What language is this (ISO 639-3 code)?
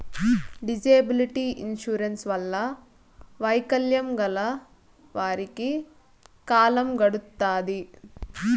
tel